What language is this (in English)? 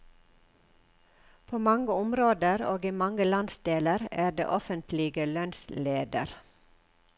Norwegian